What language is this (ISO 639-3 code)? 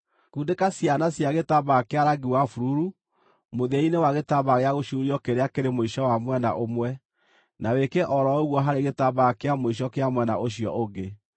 kik